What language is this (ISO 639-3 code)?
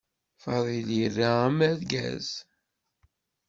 kab